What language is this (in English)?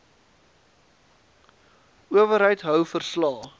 Afrikaans